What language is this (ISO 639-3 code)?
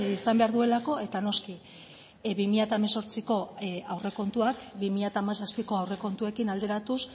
eus